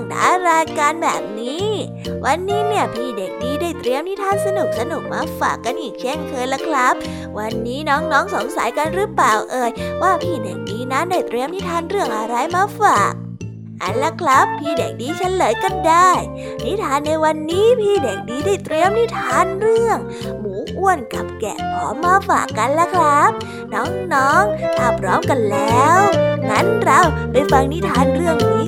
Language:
Thai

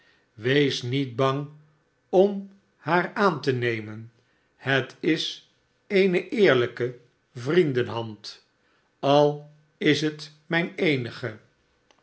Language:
Dutch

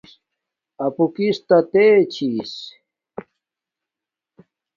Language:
Domaaki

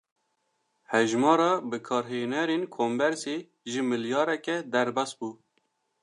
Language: Kurdish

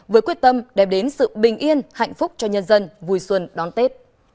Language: Vietnamese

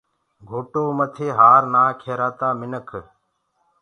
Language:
Gurgula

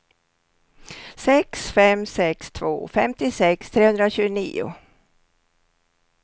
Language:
Swedish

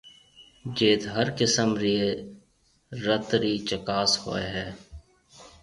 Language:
Marwari (Pakistan)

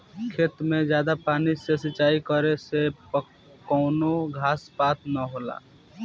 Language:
Bhojpuri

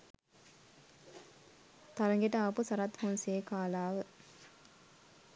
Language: Sinhala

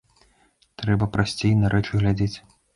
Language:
Belarusian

